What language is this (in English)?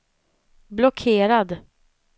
Swedish